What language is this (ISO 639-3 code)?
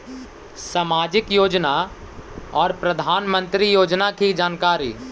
mag